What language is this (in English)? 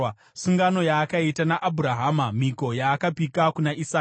Shona